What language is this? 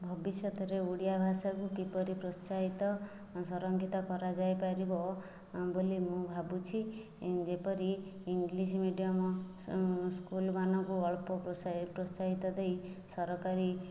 Odia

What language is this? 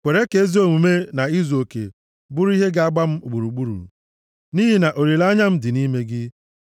Igbo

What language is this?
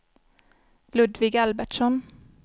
Swedish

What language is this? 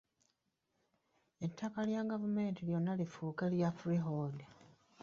Ganda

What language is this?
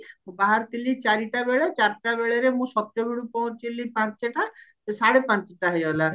Odia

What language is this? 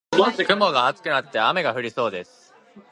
Japanese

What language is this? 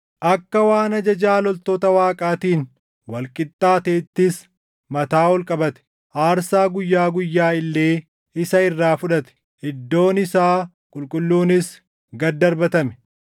Oromo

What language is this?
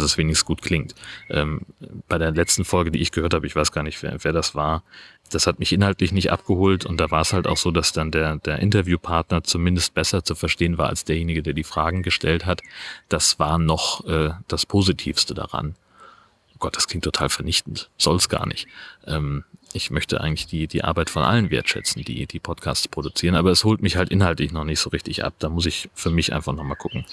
German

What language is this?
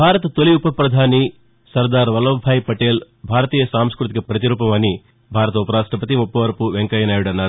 Telugu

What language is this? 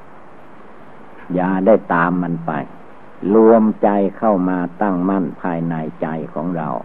Thai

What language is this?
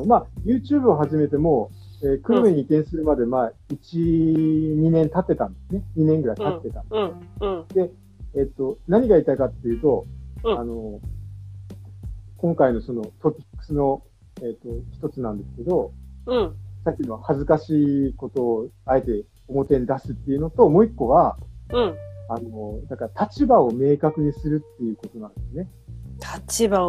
Japanese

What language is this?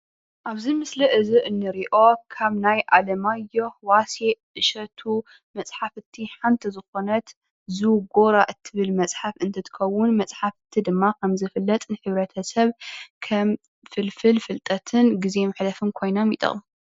Tigrinya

